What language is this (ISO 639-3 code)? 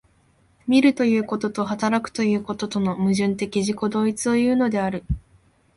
jpn